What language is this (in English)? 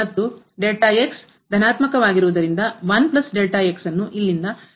Kannada